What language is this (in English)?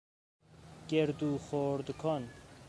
Persian